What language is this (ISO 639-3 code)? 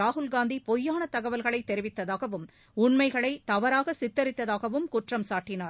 tam